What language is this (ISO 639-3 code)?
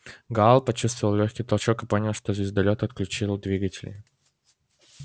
rus